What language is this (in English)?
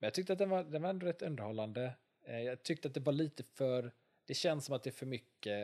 Swedish